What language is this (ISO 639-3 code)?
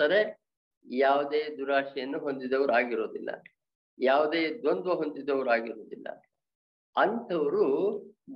kan